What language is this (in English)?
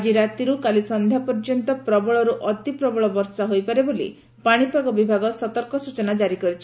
Odia